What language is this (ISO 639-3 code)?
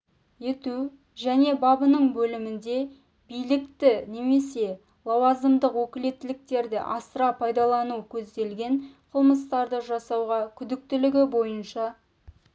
kaz